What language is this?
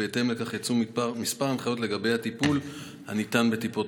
Hebrew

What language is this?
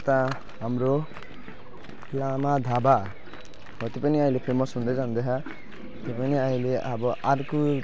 Nepali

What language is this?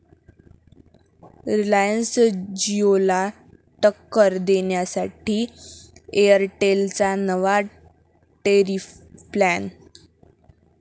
Marathi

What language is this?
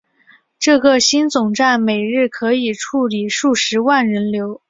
Chinese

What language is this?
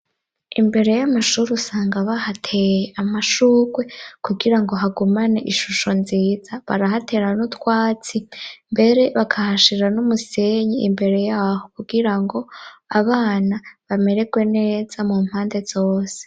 Rundi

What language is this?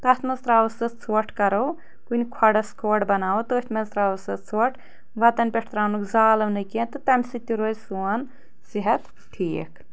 Kashmiri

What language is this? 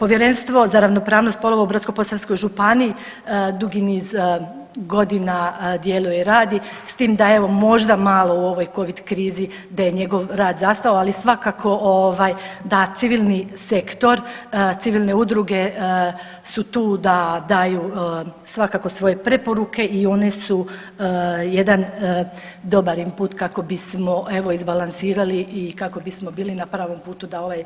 Croatian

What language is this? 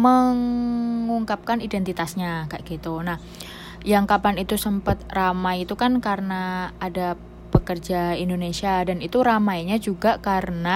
Indonesian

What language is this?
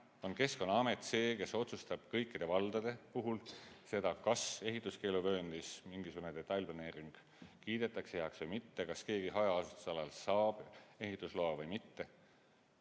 Estonian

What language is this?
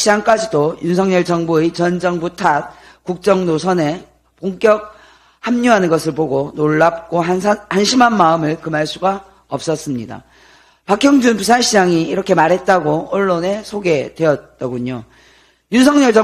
Korean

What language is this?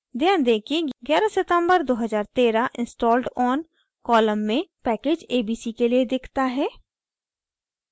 Hindi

